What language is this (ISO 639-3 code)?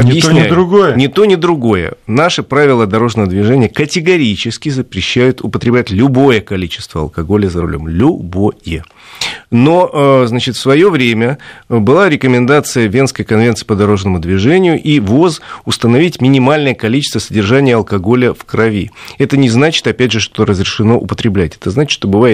rus